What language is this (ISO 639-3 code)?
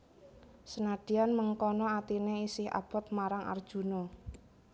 jav